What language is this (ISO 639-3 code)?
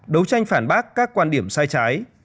vie